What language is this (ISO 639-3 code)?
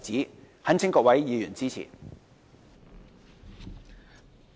yue